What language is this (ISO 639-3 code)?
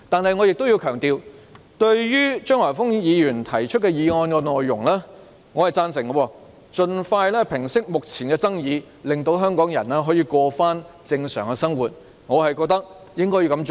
yue